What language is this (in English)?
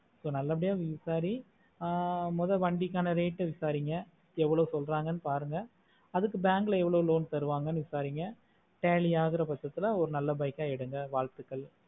Tamil